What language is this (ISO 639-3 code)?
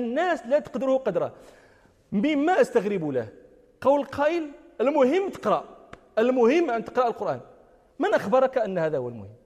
ara